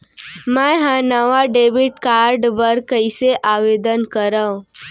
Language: Chhattisgarhi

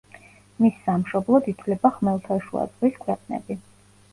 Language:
Georgian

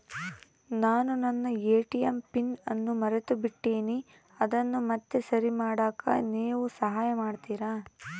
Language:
Kannada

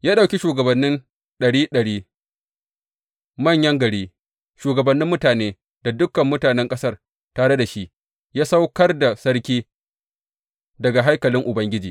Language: Hausa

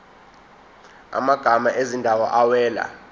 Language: Zulu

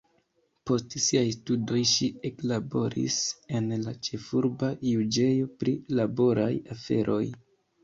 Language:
Esperanto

